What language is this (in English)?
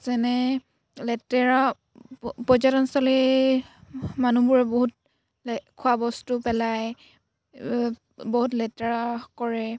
Assamese